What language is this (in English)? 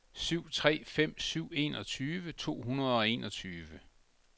Danish